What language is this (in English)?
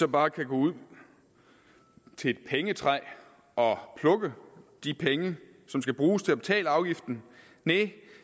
Danish